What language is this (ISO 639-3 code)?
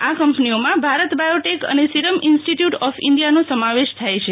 guj